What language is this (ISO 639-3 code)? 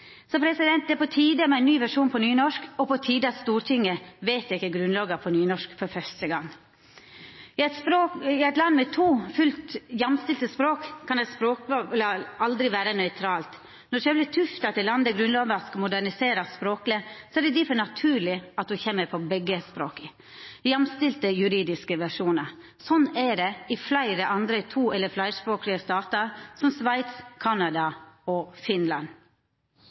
nno